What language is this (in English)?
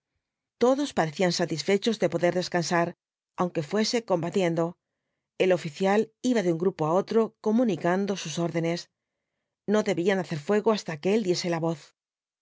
Spanish